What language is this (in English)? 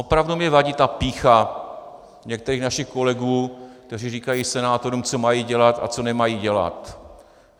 Czech